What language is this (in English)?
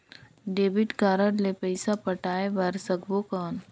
Chhattisgarhi